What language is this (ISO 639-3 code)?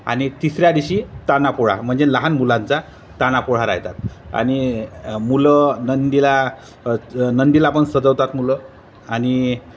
mar